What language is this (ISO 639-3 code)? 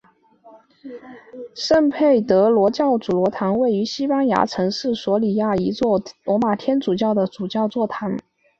zho